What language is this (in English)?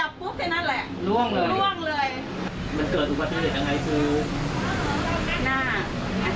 Thai